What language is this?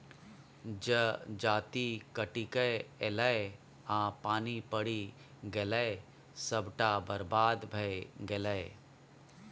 Maithili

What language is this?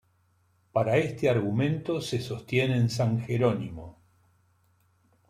Spanish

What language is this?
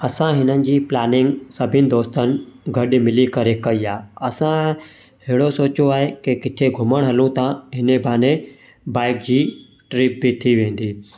Sindhi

